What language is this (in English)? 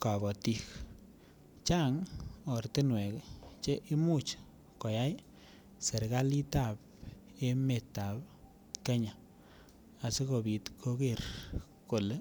Kalenjin